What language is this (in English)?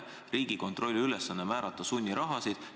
Estonian